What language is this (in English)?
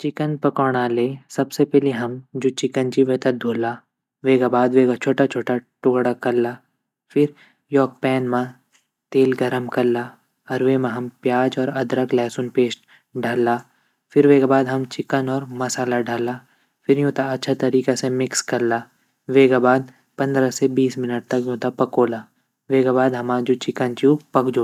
Garhwali